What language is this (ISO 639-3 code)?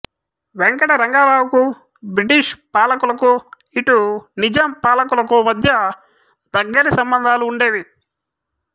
tel